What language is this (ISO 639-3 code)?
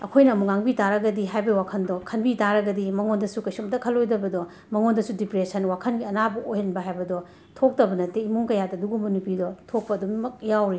mni